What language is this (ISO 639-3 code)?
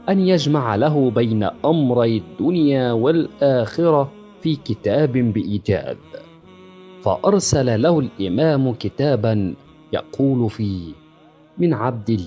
ara